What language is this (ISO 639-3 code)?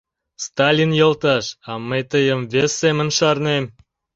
chm